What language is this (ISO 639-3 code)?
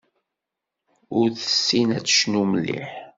kab